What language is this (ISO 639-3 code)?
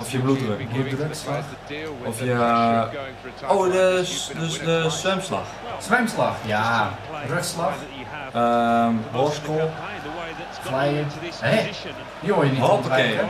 nld